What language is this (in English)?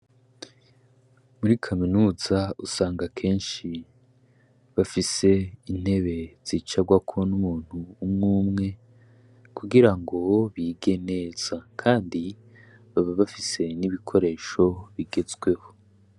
Rundi